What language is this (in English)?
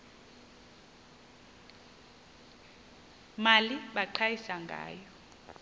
Xhosa